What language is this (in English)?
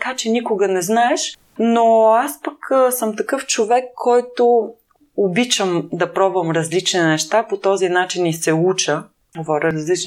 Bulgarian